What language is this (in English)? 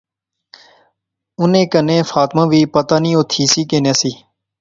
Pahari-Potwari